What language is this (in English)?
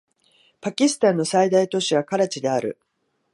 Japanese